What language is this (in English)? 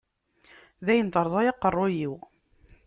Kabyle